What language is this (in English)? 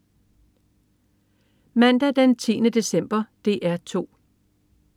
Danish